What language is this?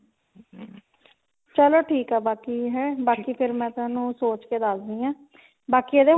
Punjabi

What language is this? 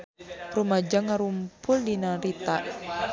Sundanese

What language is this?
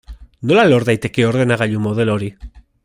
Basque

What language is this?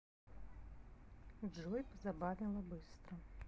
Russian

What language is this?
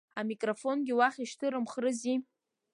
Abkhazian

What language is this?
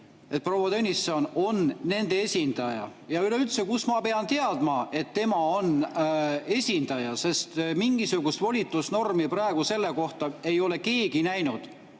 Estonian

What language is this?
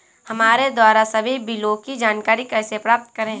Hindi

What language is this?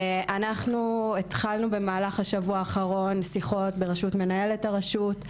Hebrew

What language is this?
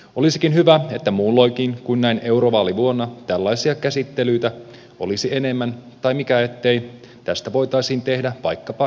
Finnish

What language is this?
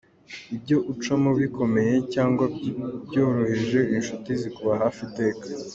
Kinyarwanda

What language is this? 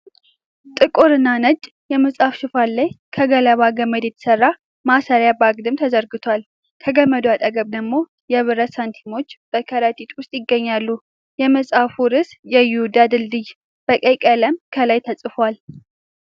Amharic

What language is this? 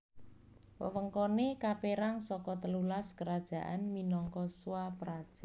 Javanese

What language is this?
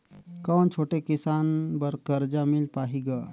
Chhattisgarhi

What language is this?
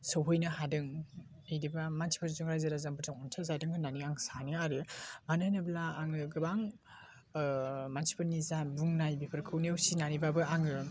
Bodo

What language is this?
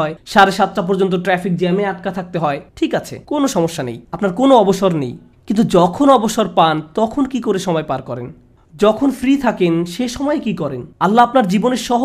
Bangla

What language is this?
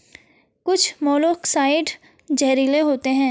Hindi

